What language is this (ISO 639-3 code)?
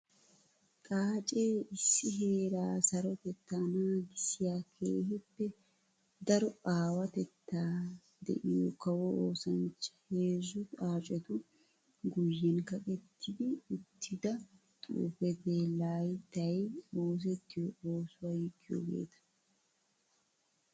wal